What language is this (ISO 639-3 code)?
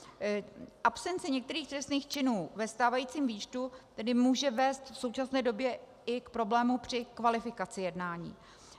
ces